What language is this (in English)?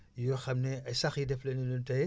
Wolof